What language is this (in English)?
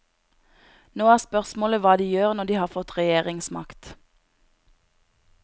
Norwegian